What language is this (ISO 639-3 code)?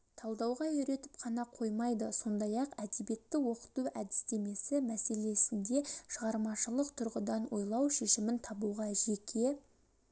kaz